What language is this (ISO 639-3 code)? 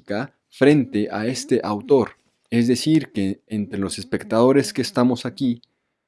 spa